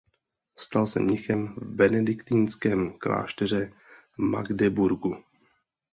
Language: Czech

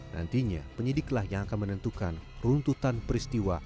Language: Indonesian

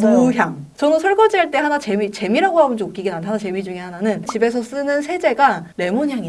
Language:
Korean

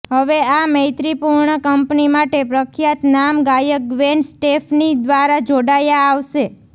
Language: Gujarati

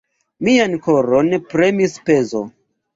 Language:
Esperanto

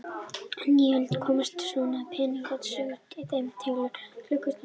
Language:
Icelandic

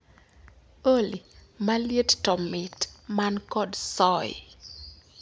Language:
Luo (Kenya and Tanzania)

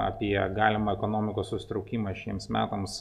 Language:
Lithuanian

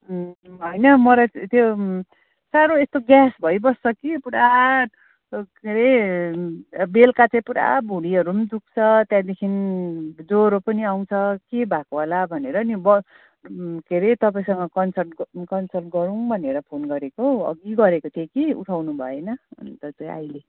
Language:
Nepali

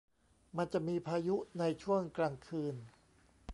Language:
Thai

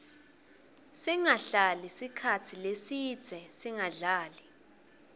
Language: Swati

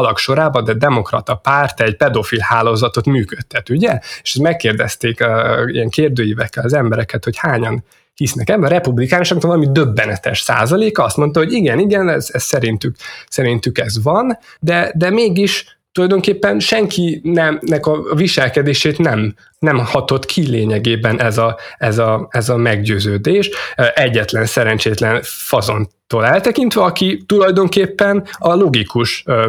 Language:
Hungarian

